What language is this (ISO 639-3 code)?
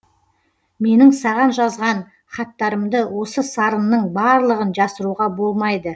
kaz